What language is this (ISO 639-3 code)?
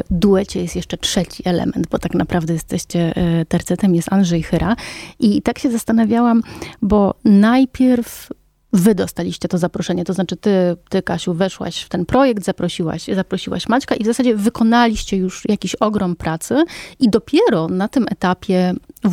pol